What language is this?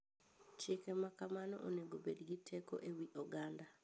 Luo (Kenya and Tanzania)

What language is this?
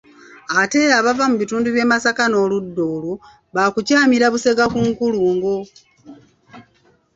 Ganda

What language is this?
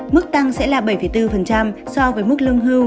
Vietnamese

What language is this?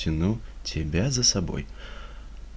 Russian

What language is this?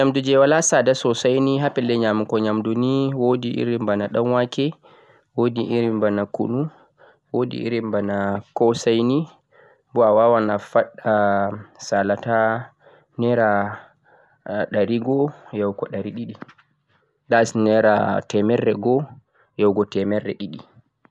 Central-Eastern Niger Fulfulde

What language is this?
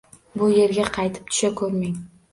Uzbek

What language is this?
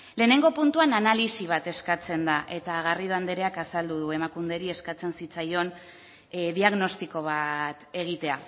Basque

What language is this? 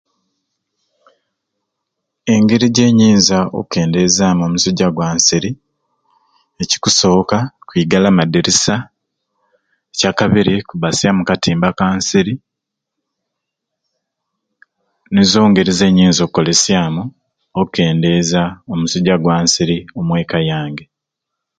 Ruuli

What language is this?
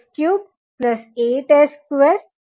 Gujarati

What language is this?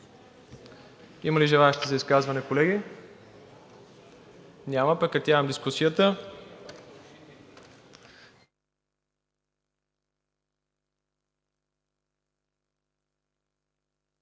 Bulgarian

